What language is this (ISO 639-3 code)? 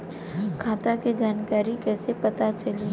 bho